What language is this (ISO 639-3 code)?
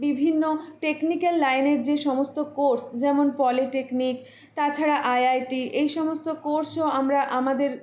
ben